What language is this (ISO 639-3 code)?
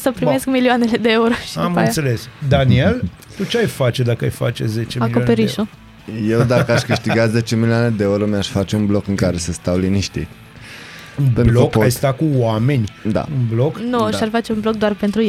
ron